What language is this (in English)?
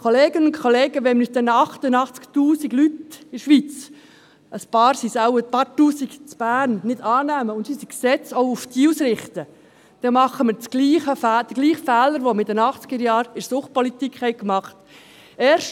Swiss German